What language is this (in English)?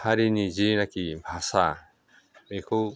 Bodo